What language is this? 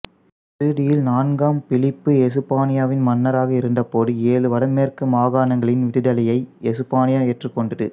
Tamil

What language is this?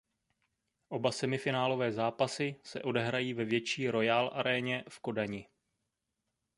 Czech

